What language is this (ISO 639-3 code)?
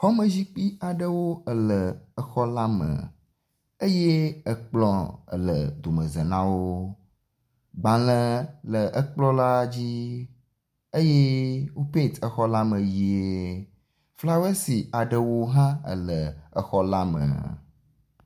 ewe